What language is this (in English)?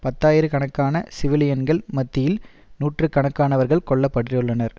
Tamil